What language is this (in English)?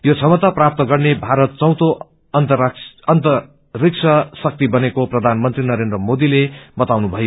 Nepali